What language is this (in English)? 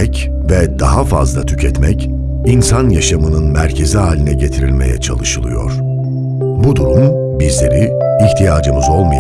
Turkish